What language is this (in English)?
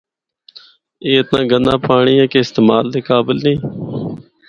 Northern Hindko